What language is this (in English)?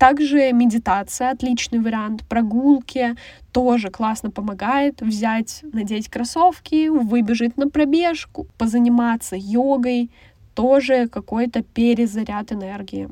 Russian